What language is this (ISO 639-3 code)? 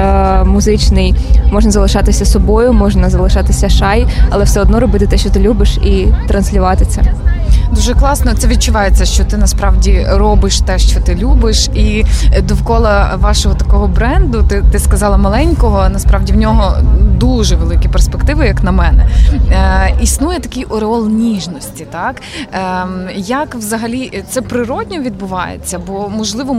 ukr